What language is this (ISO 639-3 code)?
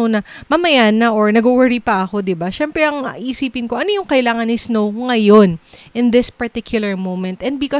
fil